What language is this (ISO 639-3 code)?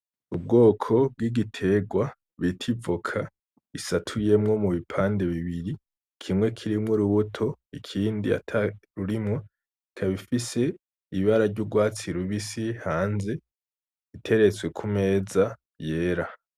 run